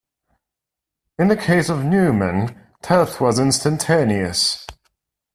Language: English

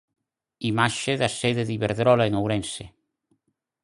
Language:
Galician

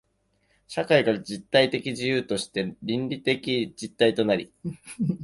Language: Japanese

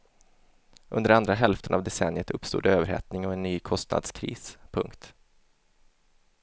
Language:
Swedish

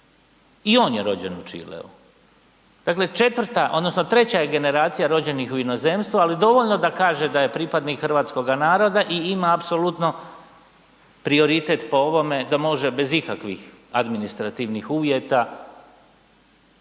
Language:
Croatian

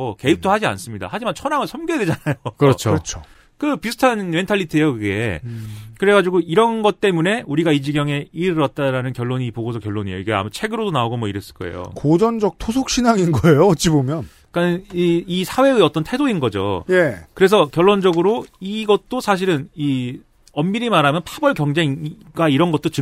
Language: Korean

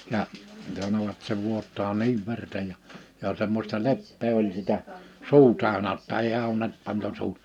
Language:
Finnish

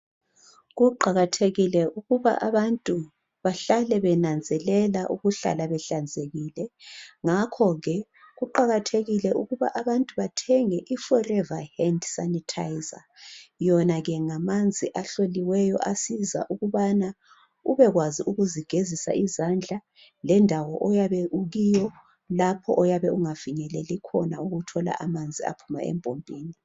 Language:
North Ndebele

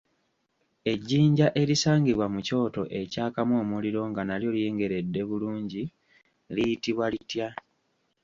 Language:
Ganda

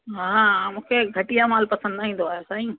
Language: Sindhi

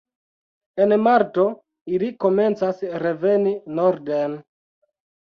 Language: Esperanto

